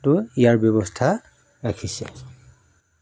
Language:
Assamese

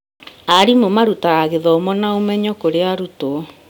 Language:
Kikuyu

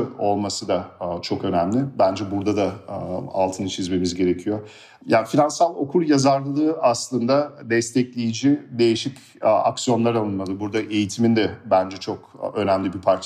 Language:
Turkish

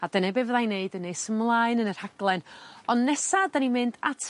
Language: Welsh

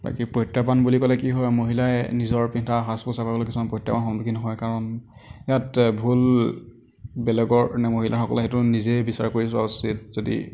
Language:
Assamese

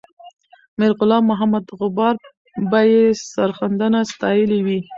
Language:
Pashto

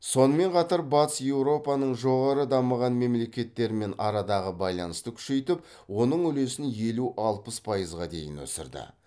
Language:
Kazakh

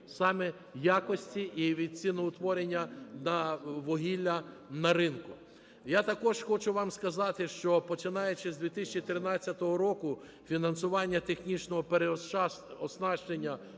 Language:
Ukrainian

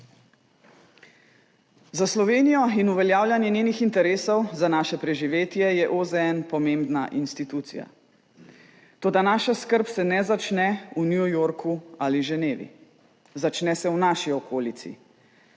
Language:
Slovenian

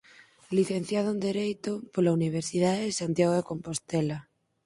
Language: Galician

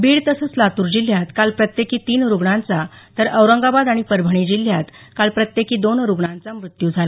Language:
Marathi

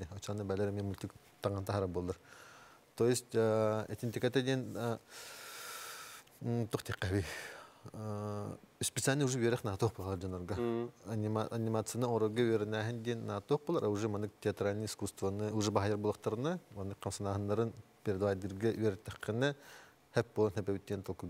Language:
Turkish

